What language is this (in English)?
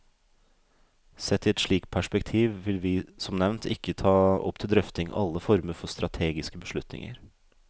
Norwegian